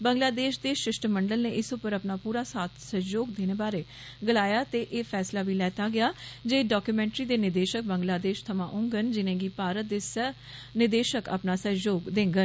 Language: Dogri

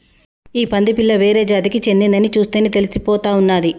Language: Telugu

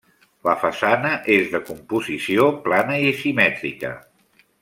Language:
Catalan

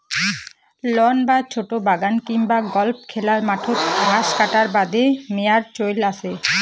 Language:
Bangla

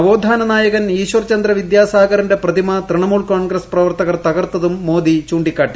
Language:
Malayalam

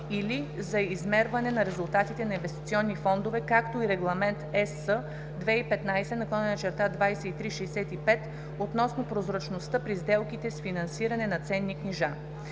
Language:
Bulgarian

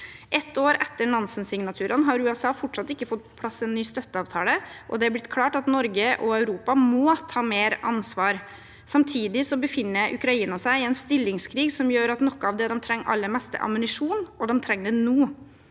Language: Norwegian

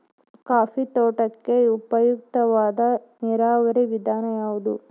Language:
Kannada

